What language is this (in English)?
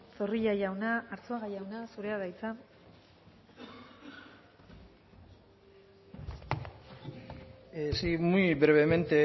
Basque